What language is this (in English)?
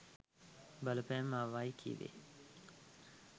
Sinhala